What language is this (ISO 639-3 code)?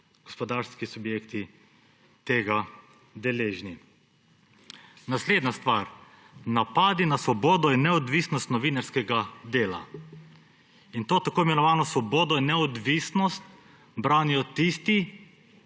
slv